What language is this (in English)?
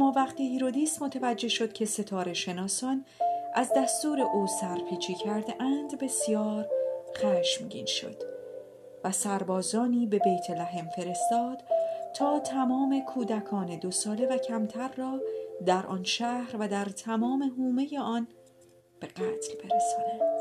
Persian